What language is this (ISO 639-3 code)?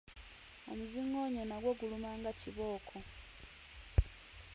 lug